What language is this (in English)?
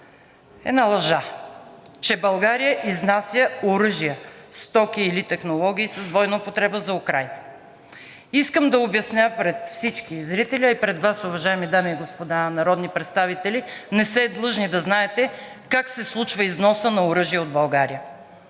Bulgarian